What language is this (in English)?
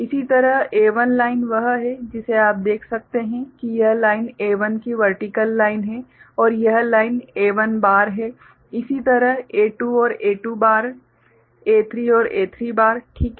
Hindi